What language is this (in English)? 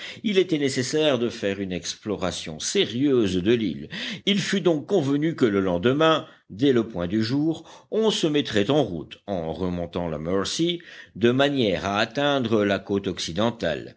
French